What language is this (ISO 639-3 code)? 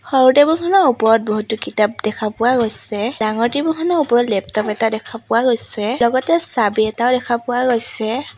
asm